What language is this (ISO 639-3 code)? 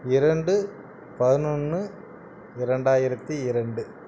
tam